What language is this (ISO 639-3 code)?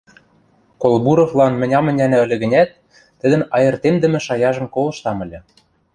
mrj